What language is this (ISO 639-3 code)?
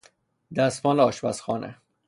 fas